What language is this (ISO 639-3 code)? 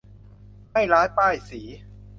tha